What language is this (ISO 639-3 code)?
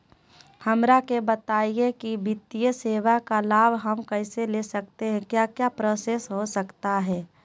mag